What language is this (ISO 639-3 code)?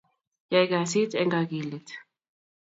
kln